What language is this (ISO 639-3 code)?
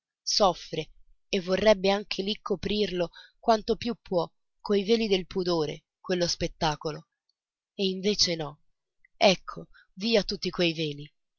ita